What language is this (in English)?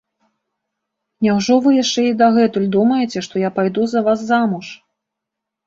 Belarusian